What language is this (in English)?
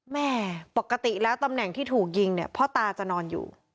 Thai